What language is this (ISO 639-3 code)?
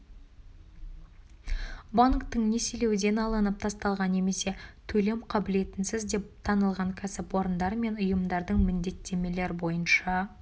kaz